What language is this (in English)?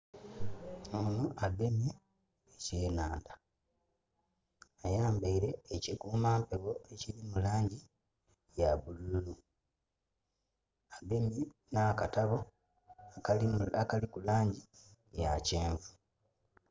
Soga